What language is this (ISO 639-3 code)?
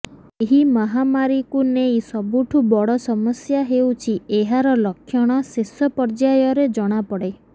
ori